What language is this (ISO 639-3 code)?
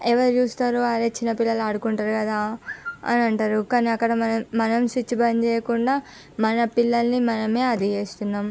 tel